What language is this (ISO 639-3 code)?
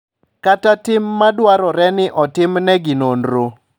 luo